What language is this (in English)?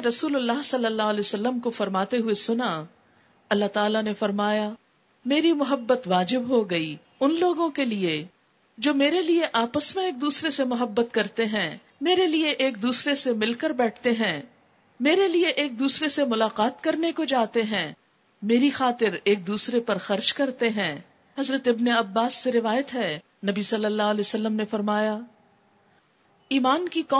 Urdu